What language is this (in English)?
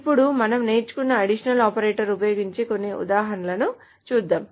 Telugu